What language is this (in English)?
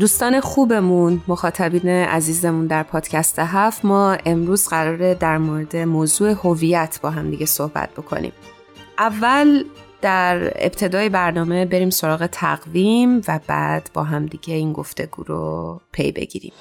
Persian